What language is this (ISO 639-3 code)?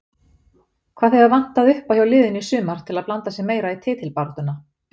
isl